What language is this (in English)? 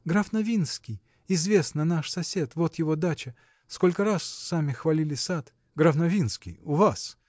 Russian